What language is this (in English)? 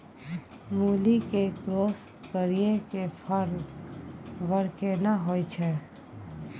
Maithili